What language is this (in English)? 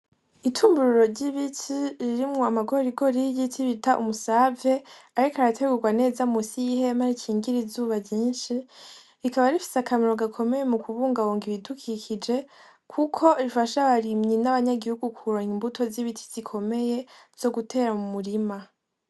Rundi